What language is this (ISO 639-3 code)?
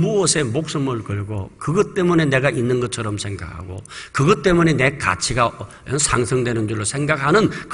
kor